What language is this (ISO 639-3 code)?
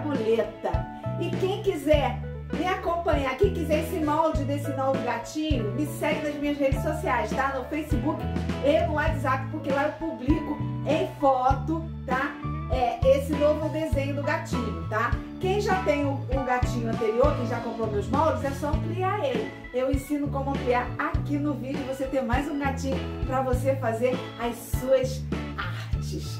por